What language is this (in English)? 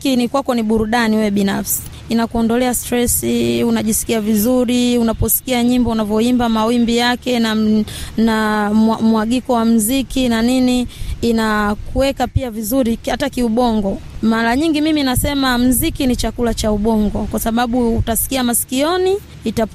Swahili